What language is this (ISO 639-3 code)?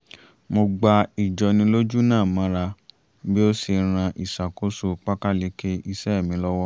yor